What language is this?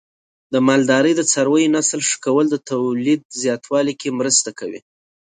Pashto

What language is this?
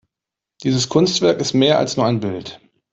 German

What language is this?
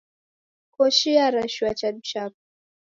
Taita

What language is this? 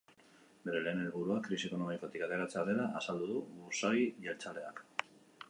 Basque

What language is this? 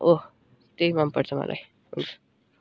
Nepali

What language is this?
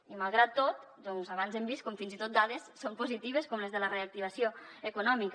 Catalan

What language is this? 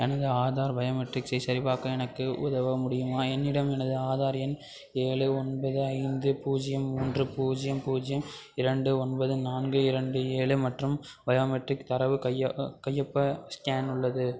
Tamil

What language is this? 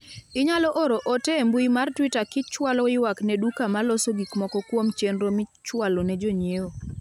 Luo (Kenya and Tanzania)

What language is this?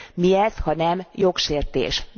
Hungarian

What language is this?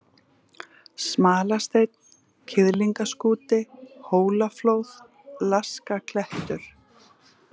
Icelandic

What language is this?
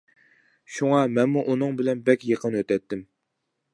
Uyghur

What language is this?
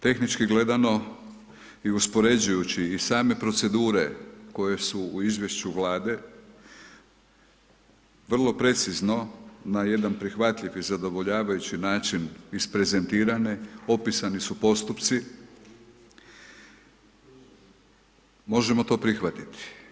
Croatian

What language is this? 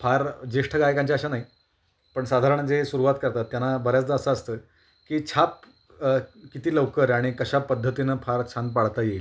Marathi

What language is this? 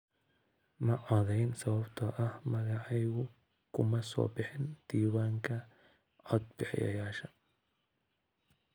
Somali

